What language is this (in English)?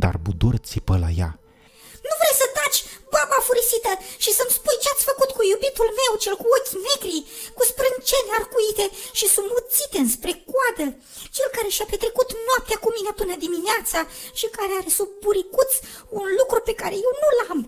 Romanian